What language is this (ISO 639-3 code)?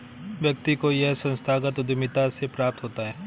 hin